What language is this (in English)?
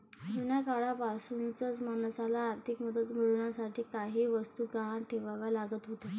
Marathi